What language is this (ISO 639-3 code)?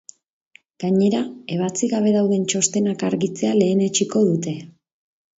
eus